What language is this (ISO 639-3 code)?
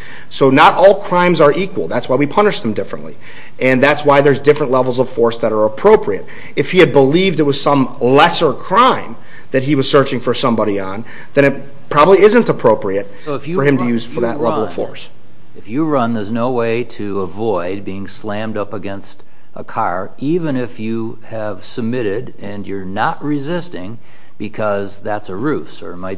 eng